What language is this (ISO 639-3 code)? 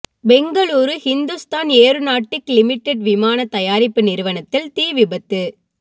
tam